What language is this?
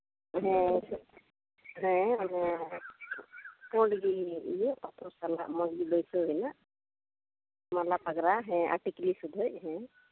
Santali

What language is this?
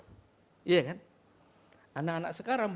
Indonesian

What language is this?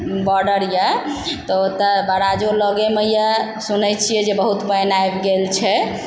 Maithili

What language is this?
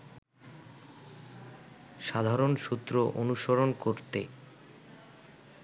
Bangla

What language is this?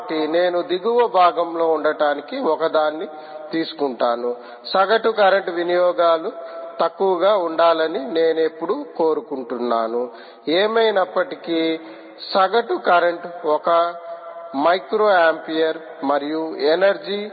Telugu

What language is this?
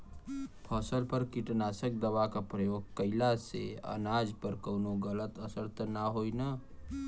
Bhojpuri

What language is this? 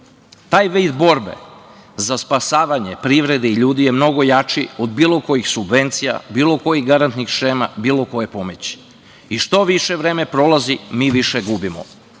Serbian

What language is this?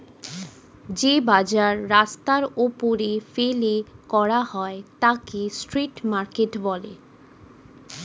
Bangla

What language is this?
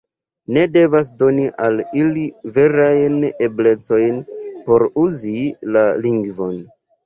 Esperanto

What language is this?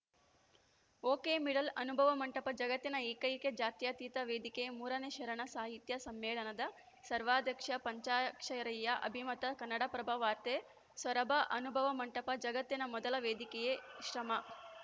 Kannada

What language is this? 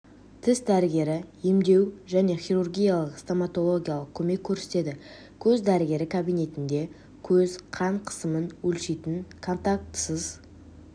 Kazakh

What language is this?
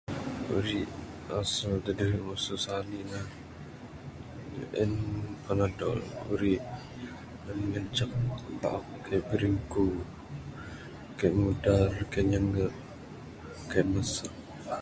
Bukar-Sadung Bidayuh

